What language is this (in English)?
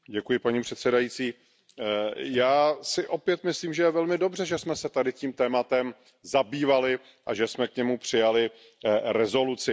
Czech